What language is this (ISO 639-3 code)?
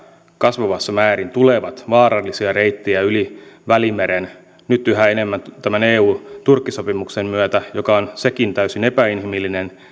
fin